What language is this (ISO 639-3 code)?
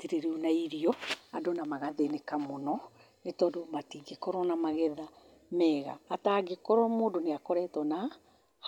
kik